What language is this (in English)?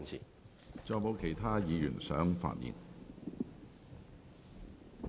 Cantonese